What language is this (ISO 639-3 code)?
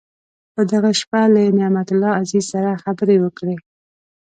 pus